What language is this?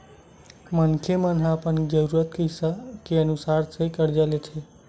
Chhattisgarhi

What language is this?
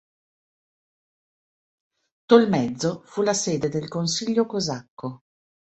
Italian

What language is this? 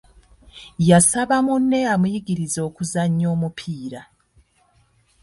Ganda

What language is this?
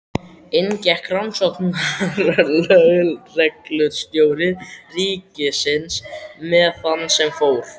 Icelandic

